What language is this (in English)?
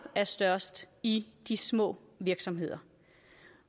Danish